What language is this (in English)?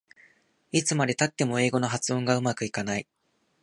Japanese